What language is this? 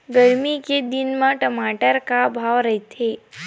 Chhattisgarhi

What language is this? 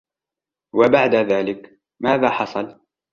Arabic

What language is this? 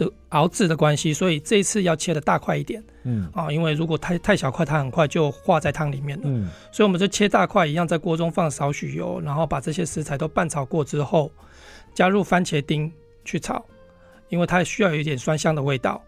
Chinese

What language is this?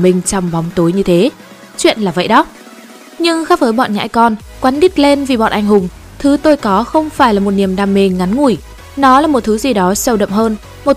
Vietnamese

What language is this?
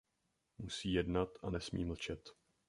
Czech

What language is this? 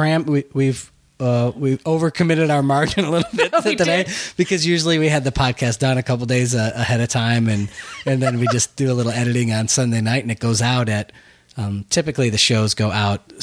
English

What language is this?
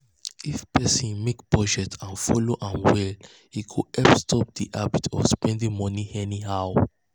Nigerian Pidgin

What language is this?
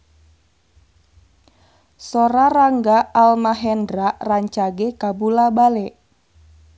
Sundanese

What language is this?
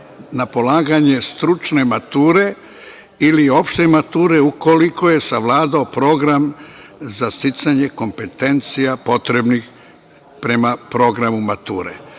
Serbian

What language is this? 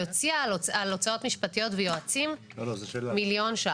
Hebrew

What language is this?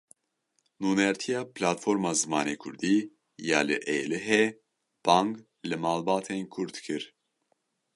Kurdish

